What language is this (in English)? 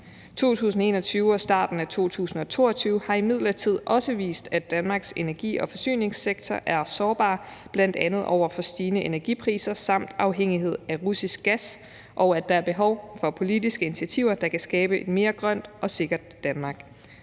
Danish